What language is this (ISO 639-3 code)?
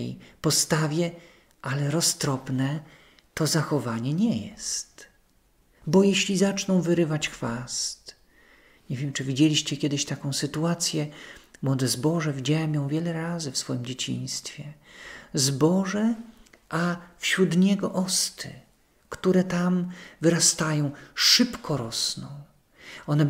pol